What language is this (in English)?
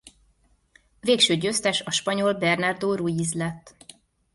Hungarian